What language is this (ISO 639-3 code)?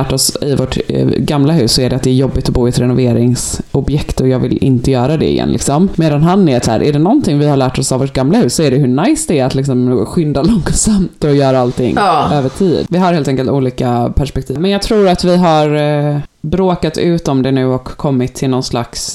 swe